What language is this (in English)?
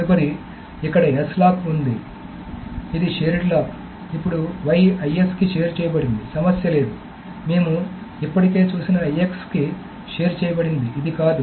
Telugu